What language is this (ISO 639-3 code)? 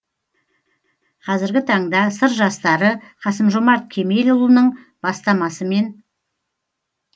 kaz